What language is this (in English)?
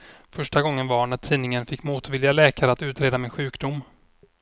Swedish